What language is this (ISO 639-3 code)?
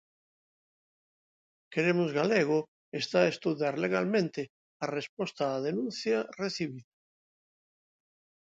glg